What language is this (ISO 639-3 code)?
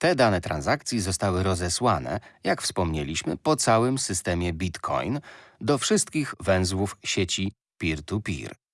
pol